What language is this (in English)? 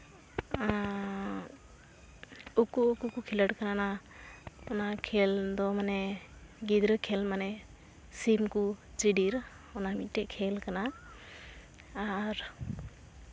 Santali